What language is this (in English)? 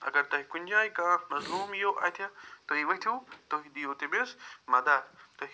Kashmiri